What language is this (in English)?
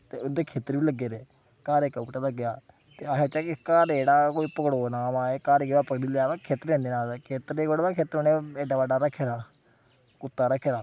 Dogri